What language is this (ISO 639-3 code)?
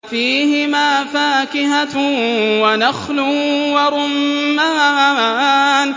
ara